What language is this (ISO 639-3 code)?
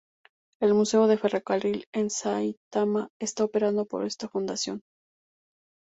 spa